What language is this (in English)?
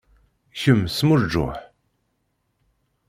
Kabyle